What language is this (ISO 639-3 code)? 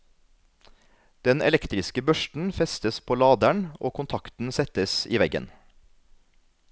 nor